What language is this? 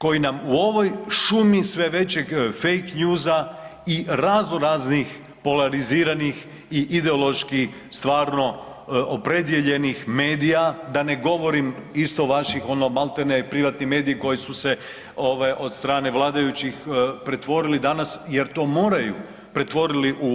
Croatian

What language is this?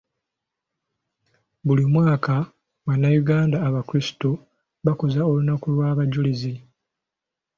Ganda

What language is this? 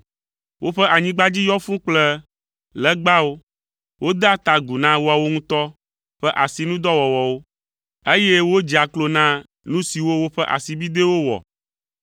Ewe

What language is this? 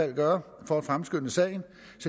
Danish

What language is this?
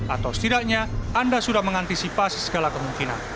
Indonesian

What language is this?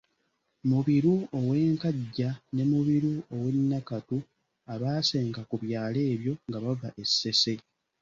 Ganda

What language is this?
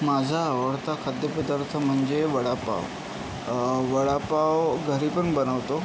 Marathi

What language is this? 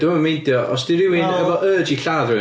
Welsh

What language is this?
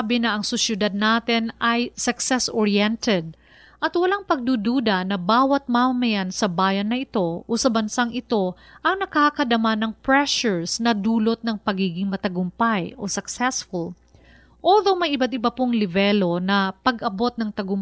Filipino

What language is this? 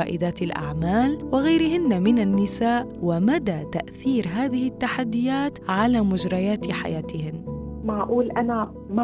Arabic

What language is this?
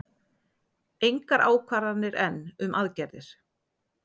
Icelandic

